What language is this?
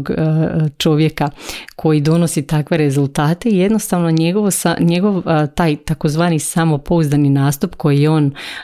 Croatian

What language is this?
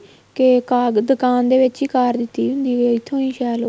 Punjabi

